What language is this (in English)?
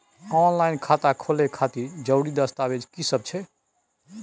Maithili